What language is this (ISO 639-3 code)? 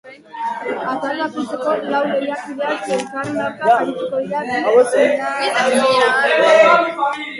eus